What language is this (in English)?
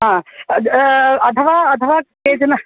Sanskrit